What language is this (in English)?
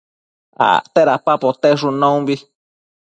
Matsés